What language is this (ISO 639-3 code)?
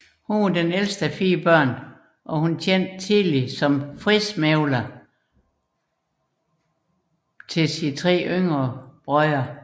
dan